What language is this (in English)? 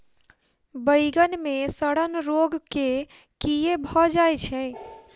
Maithili